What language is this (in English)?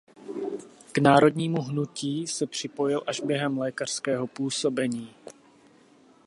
Czech